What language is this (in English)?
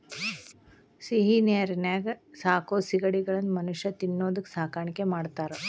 Kannada